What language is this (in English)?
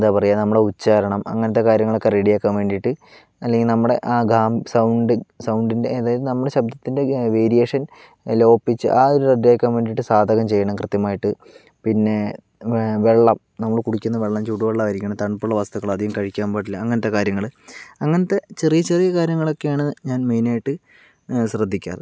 Malayalam